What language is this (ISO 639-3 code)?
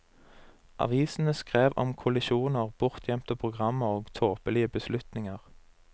nor